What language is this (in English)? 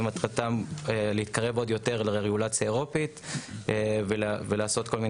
Hebrew